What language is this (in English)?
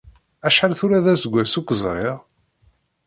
Kabyle